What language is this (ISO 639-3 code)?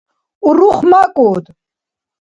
dar